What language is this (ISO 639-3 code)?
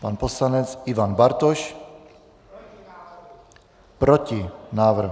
ces